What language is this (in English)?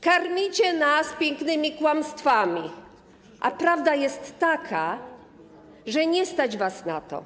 Polish